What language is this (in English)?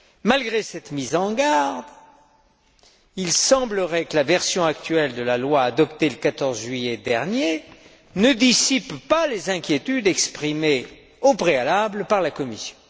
French